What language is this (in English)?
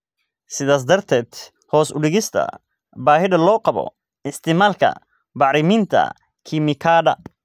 Somali